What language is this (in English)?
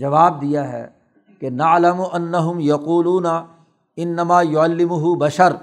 Urdu